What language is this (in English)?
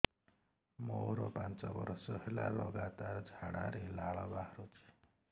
Odia